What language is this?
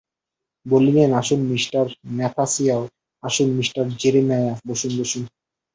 Bangla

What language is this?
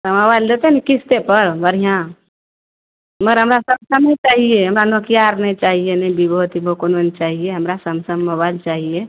Maithili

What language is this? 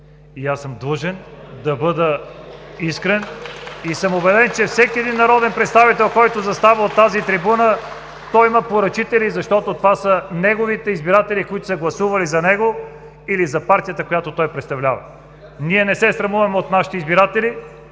Bulgarian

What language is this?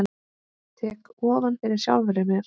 Icelandic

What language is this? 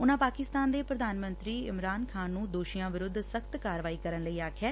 Punjabi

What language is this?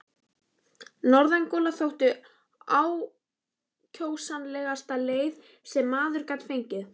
Icelandic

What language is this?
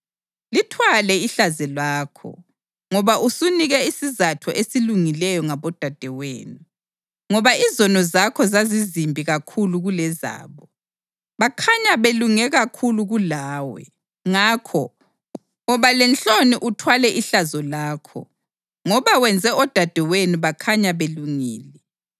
North Ndebele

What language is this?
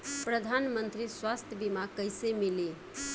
Bhojpuri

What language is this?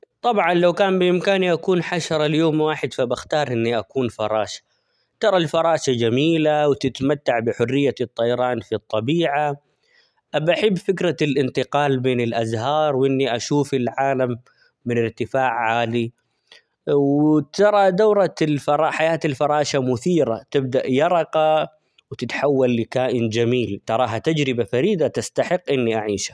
Omani Arabic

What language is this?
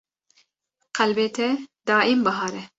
Kurdish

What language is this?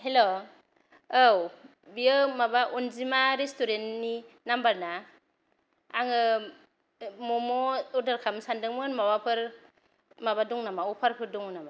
Bodo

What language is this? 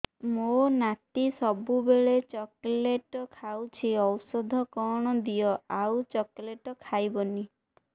Odia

